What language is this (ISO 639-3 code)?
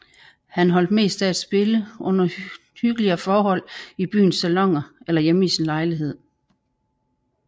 dan